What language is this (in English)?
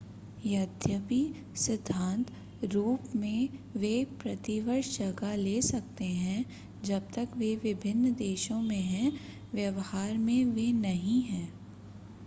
Hindi